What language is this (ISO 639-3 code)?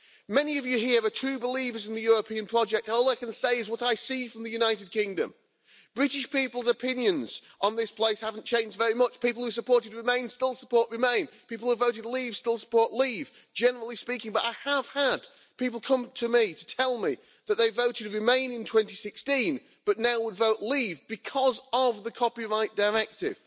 eng